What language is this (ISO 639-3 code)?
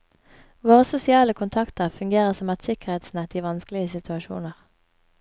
nor